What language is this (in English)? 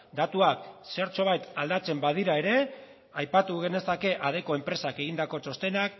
Basque